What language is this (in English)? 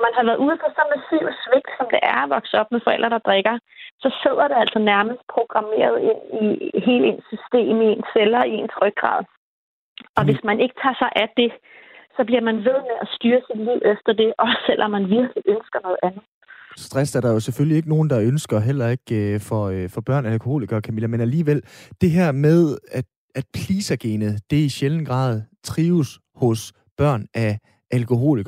Danish